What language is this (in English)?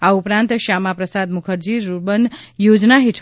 Gujarati